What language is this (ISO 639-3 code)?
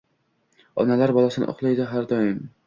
uzb